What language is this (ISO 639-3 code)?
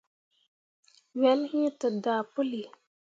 mua